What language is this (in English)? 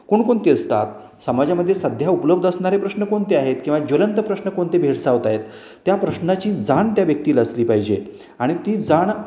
Marathi